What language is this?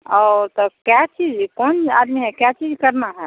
Hindi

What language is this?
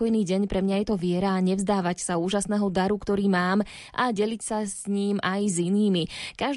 Slovak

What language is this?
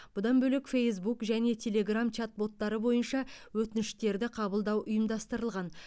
Kazakh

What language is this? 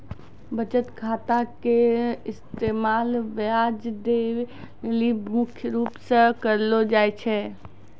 Maithili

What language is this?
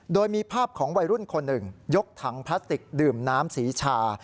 Thai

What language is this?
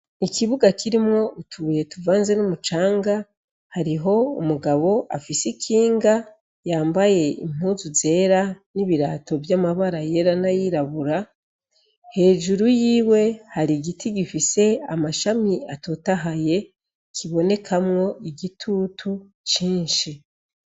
Rundi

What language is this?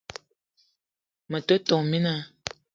Eton (Cameroon)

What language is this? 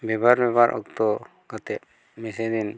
Santali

